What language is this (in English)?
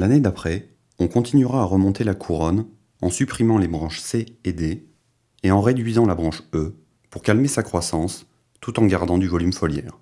French